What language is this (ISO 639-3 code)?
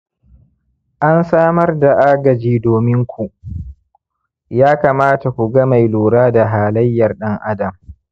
hau